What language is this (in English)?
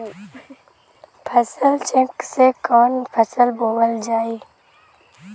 Bhojpuri